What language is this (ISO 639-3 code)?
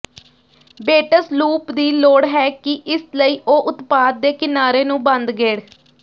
pan